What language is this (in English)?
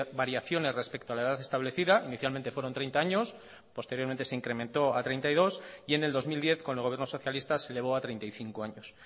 Spanish